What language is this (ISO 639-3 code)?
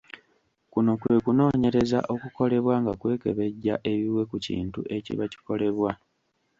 lug